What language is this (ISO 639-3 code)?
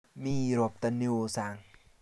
kln